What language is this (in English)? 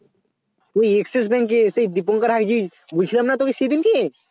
Bangla